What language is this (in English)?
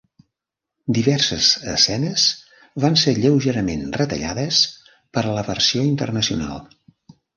Catalan